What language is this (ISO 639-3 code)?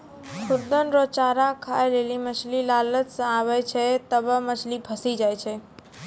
mai